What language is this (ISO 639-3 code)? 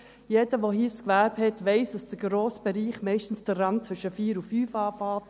gsw